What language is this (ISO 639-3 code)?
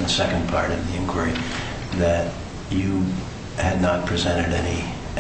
eng